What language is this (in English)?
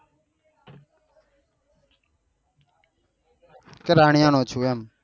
Gujarati